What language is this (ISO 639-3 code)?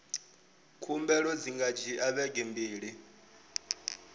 ven